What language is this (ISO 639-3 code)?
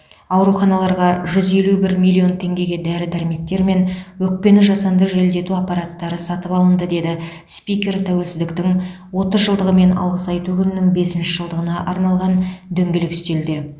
kaz